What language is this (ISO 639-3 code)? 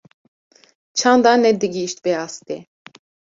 kur